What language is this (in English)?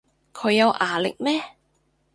Cantonese